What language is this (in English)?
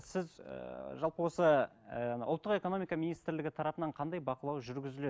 Kazakh